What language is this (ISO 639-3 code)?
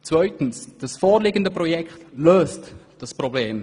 gsw